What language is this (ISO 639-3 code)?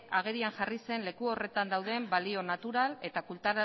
eus